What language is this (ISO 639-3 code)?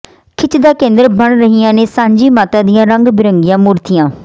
pan